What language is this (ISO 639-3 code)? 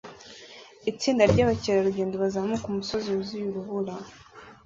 kin